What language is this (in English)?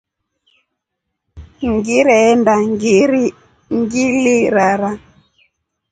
Rombo